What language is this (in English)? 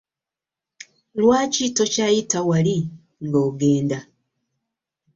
Ganda